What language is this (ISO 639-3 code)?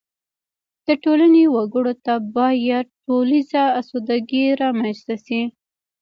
pus